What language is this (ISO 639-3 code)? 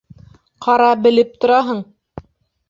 bak